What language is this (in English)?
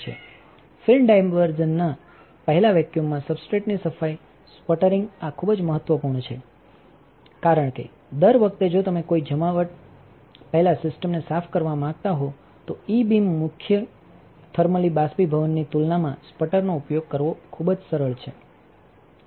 Gujarati